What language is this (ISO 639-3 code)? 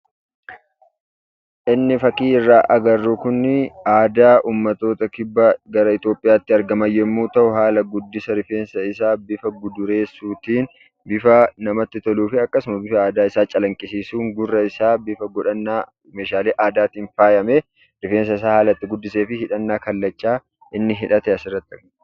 orm